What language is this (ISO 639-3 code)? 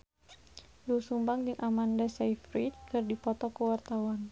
sun